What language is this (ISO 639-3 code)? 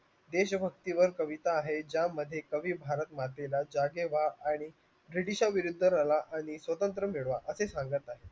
mar